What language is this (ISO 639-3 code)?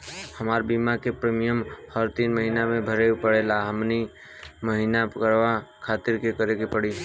bho